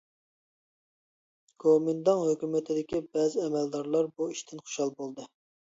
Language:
Uyghur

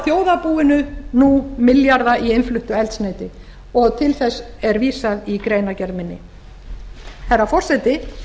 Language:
Icelandic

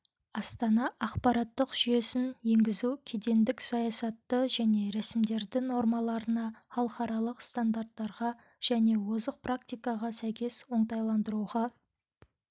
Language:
Kazakh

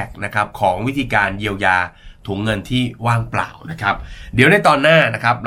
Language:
Thai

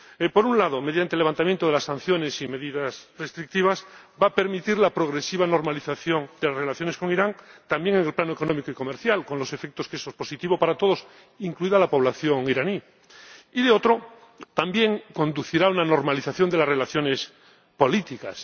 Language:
Spanish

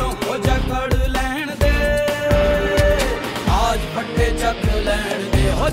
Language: Arabic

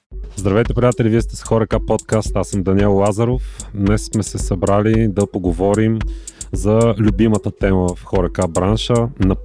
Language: Bulgarian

